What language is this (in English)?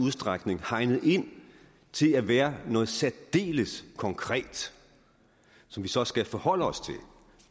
Danish